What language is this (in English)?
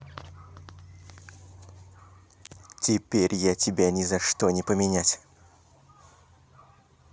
Russian